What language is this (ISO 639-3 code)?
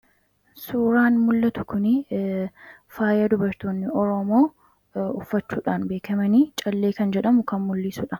orm